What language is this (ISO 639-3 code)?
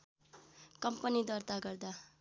nep